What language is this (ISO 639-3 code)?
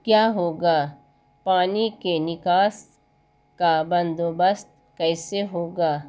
urd